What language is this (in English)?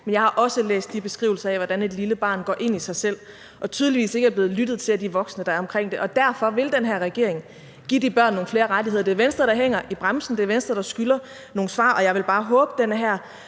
Danish